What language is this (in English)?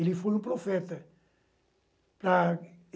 Portuguese